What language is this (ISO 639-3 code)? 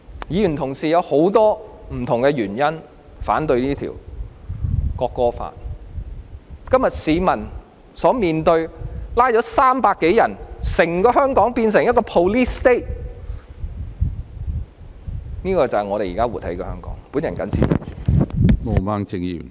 yue